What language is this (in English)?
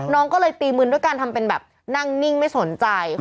Thai